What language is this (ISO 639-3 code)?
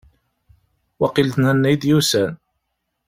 kab